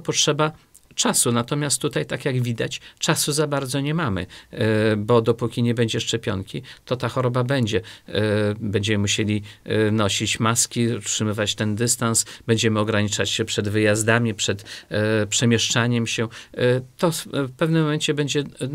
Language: Polish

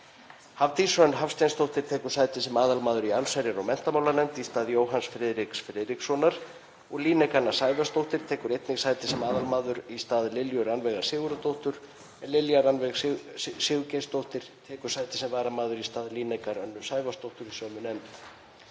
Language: Icelandic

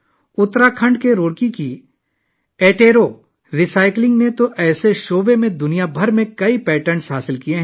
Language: Urdu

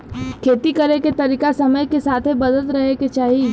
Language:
Bhojpuri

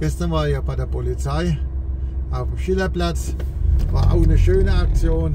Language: German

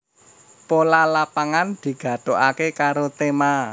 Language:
Javanese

